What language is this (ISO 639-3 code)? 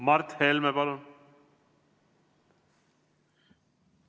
est